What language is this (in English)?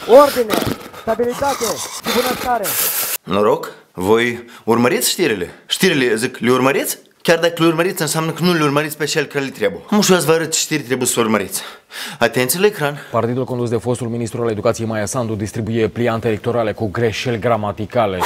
Romanian